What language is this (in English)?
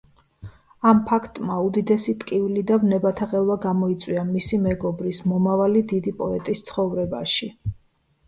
Georgian